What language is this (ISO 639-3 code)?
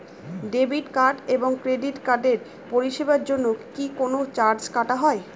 ben